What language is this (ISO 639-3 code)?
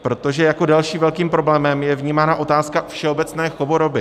ces